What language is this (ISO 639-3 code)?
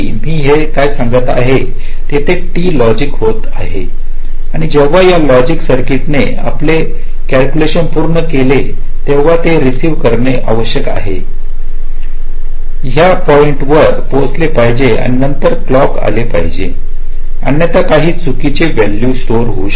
mar